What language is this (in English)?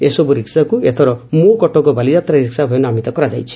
Odia